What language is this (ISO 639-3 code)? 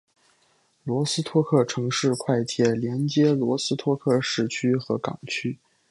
zho